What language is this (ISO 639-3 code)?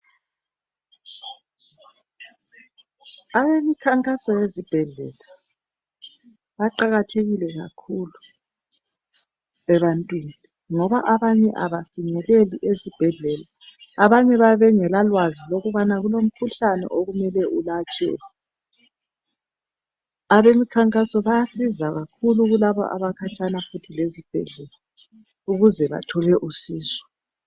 nde